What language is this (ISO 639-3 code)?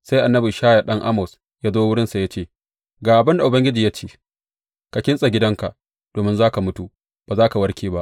hau